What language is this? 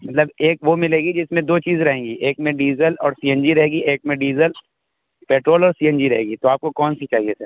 Urdu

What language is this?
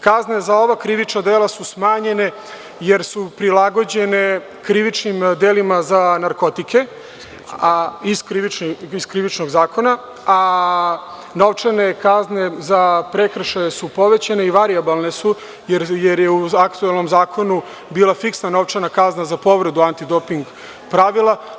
Serbian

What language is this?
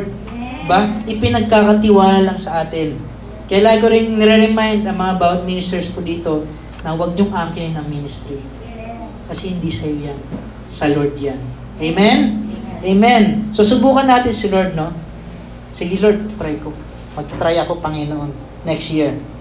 Filipino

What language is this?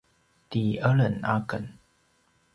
Paiwan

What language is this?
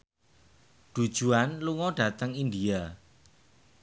Javanese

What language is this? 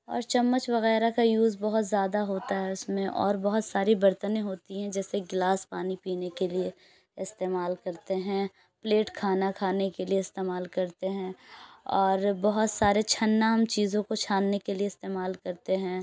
Urdu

